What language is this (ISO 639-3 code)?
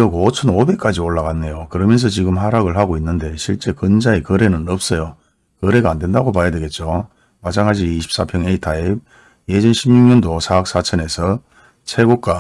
kor